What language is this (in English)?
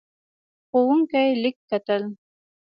Pashto